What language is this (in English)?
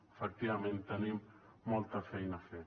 Catalan